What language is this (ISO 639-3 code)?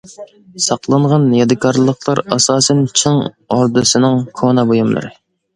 uig